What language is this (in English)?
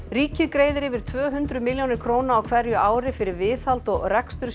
Icelandic